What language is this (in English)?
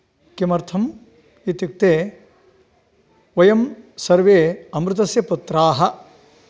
Sanskrit